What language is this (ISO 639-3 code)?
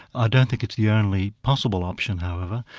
eng